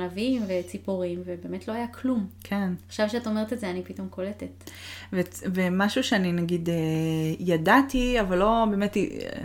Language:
Hebrew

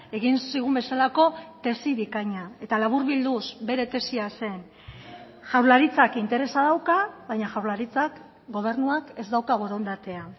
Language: Basque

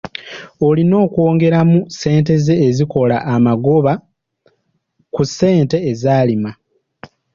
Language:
Ganda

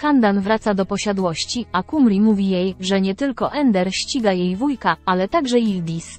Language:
Polish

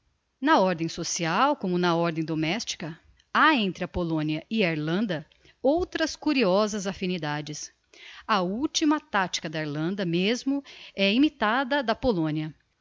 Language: Portuguese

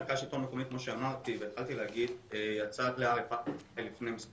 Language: Hebrew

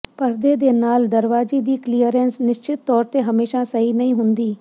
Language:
Punjabi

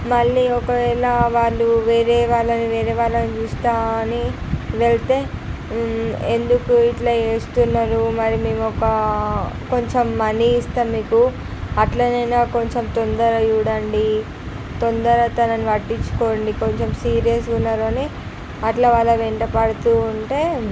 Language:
Telugu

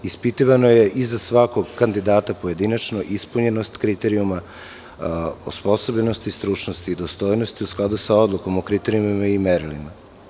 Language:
Serbian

